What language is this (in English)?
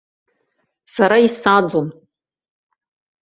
Abkhazian